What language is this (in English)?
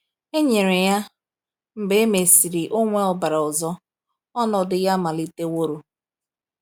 Igbo